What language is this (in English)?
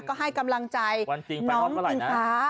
Thai